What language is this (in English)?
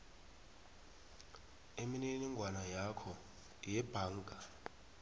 South Ndebele